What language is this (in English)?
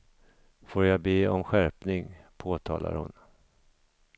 Swedish